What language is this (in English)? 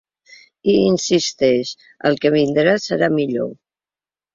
Catalan